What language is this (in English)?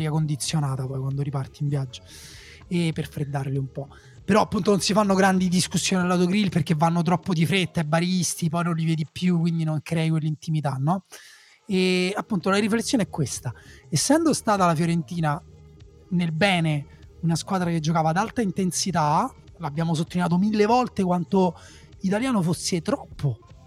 Italian